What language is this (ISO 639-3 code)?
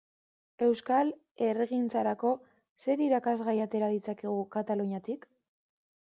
eus